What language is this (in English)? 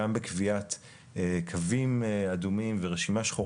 Hebrew